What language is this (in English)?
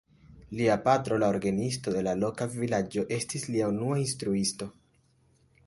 Esperanto